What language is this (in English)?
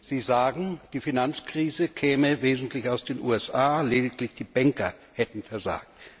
German